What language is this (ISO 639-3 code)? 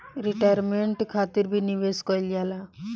bho